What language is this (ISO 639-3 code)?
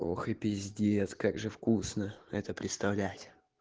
rus